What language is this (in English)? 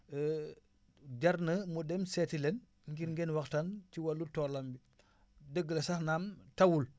Wolof